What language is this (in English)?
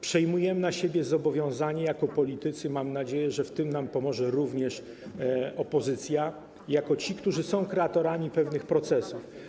Polish